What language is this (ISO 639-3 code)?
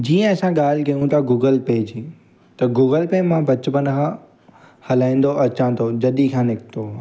snd